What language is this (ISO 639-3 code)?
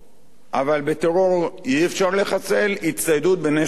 heb